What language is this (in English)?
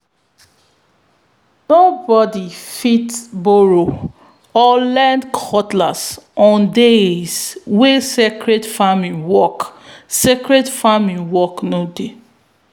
Nigerian Pidgin